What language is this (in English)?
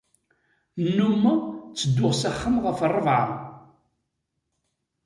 Kabyle